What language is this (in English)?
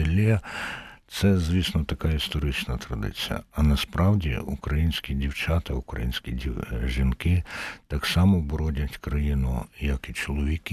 Ukrainian